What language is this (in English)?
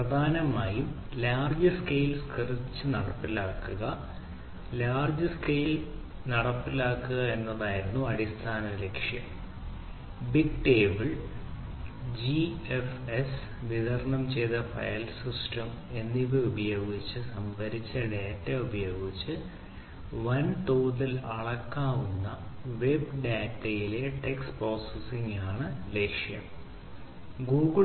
Malayalam